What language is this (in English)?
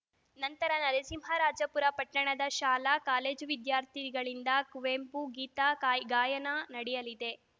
Kannada